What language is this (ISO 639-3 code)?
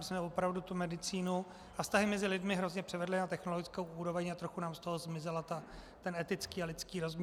ces